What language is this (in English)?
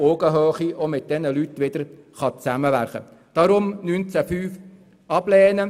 Swiss German